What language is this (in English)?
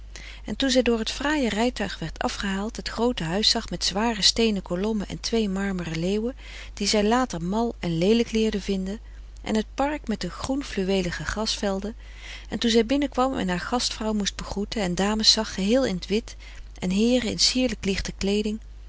Dutch